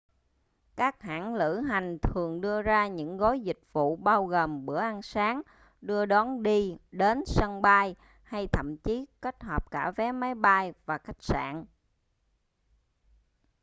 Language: Vietnamese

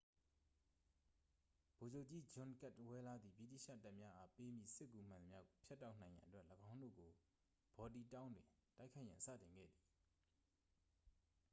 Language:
Burmese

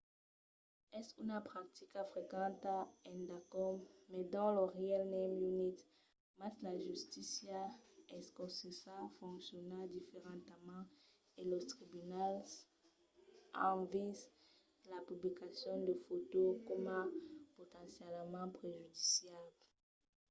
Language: Occitan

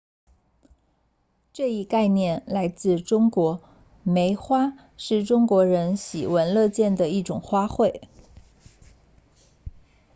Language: Chinese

